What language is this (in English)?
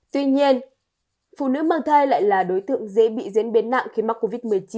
Vietnamese